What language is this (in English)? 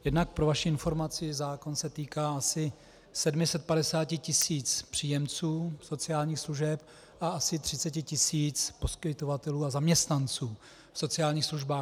Czech